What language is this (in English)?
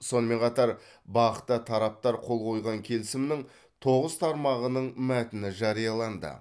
Kazakh